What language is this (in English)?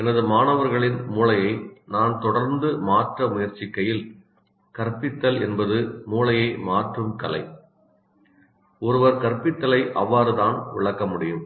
Tamil